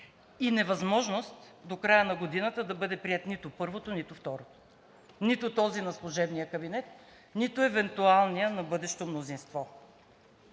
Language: Bulgarian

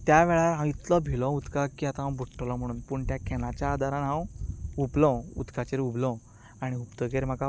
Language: Konkani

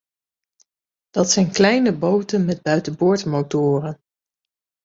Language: Dutch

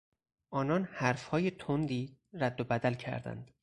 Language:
Persian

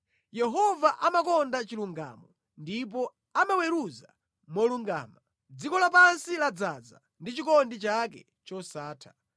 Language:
Nyanja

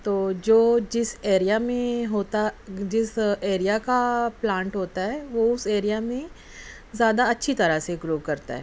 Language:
Urdu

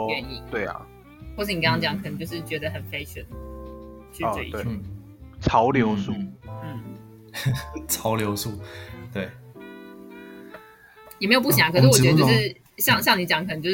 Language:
Chinese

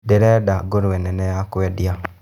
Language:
Kikuyu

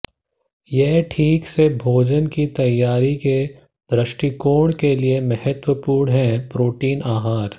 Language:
Hindi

